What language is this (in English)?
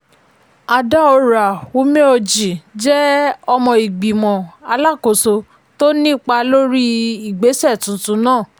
Yoruba